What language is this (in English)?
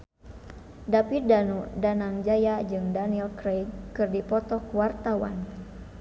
Sundanese